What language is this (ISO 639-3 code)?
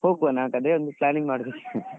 kan